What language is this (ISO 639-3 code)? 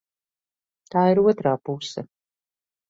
lav